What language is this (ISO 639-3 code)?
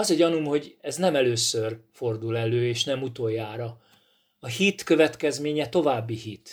hun